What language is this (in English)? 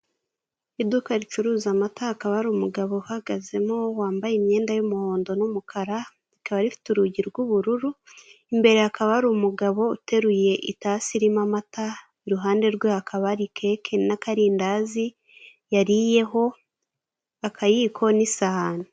Kinyarwanda